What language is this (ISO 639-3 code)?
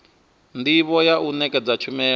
ven